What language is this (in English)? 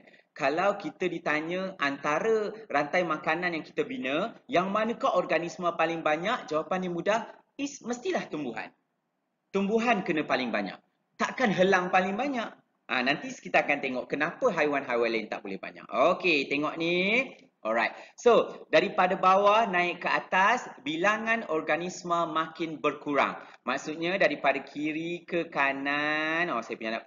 Malay